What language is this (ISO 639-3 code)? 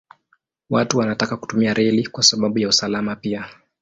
swa